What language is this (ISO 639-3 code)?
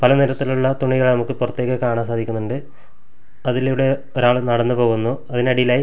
mal